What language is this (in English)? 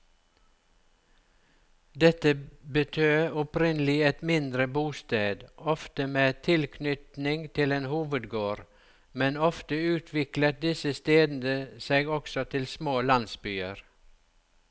Norwegian